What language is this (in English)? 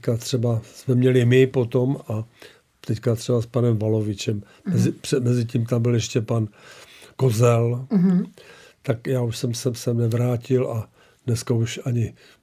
Czech